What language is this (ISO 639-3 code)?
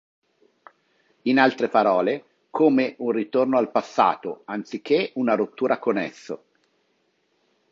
ita